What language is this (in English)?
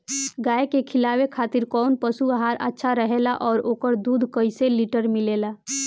Bhojpuri